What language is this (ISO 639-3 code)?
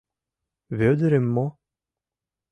chm